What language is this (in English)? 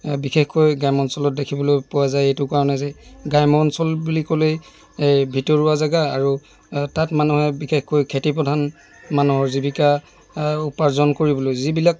Assamese